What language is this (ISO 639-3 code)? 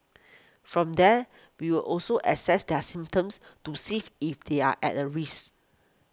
eng